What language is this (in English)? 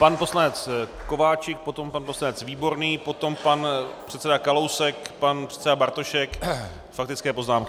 Czech